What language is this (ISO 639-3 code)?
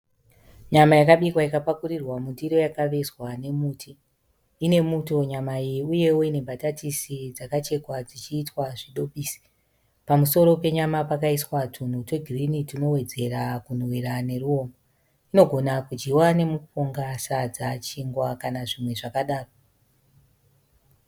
sna